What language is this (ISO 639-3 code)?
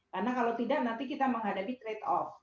ind